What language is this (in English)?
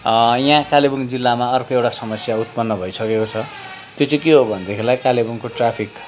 Nepali